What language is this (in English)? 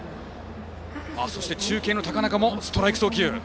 Japanese